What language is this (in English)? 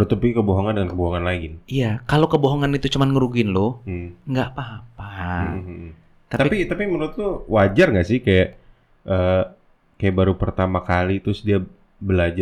Indonesian